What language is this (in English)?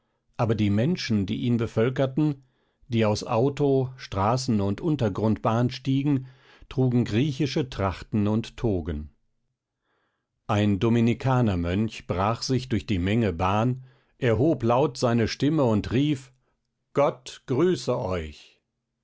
German